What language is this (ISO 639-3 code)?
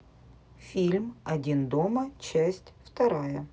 rus